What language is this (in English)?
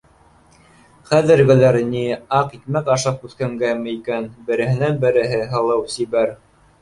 Bashkir